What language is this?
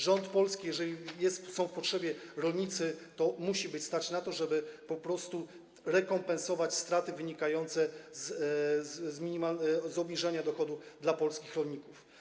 Polish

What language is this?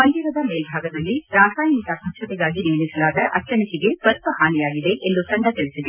Kannada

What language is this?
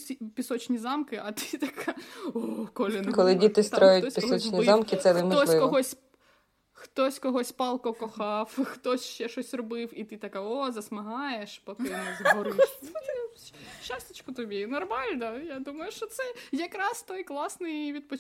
Ukrainian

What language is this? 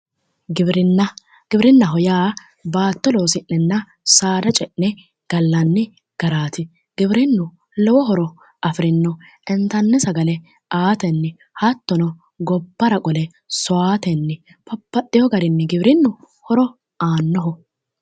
Sidamo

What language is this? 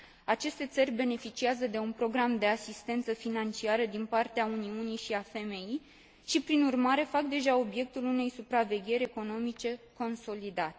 Romanian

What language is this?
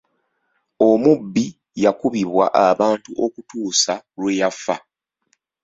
Ganda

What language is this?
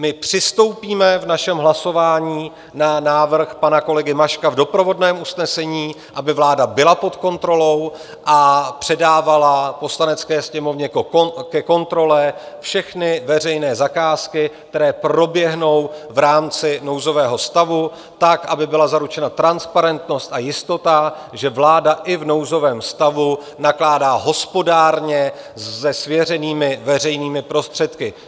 Czech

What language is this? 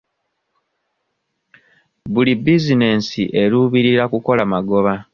Ganda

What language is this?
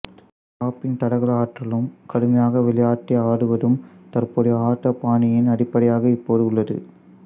Tamil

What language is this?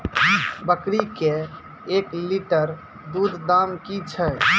Maithili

